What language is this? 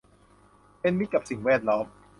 Thai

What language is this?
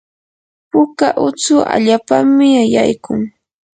Yanahuanca Pasco Quechua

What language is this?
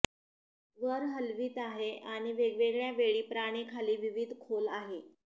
Marathi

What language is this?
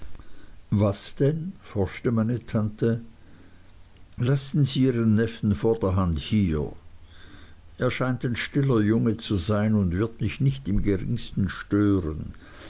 German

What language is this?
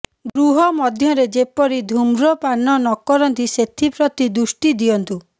Odia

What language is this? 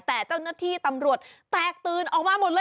Thai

